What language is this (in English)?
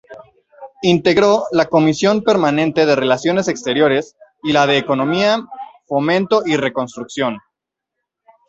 Spanish